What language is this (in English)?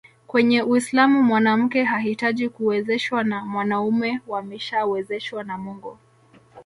Swahili